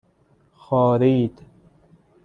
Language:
Persian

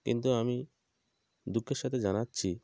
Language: Bangla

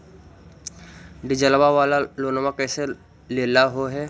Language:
Magahi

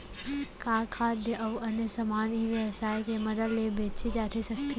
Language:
Chhattisgarhi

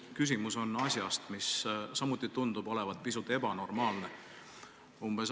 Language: Estonian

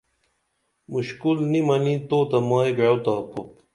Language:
Dameli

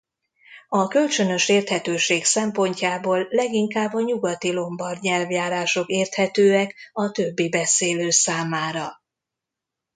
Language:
Hungarian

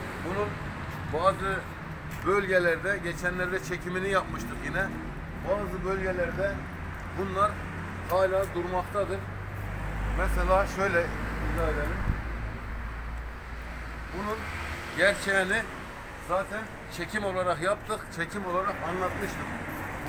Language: Turkish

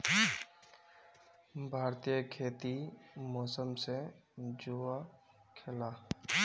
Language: Magahi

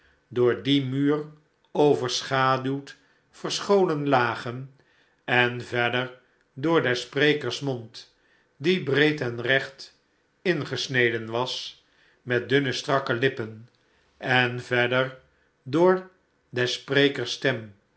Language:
Dutch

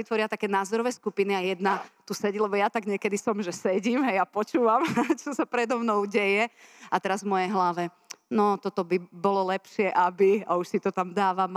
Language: Slovak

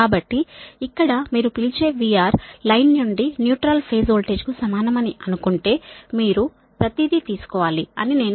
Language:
Telugu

